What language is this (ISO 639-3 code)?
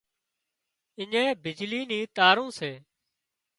kxp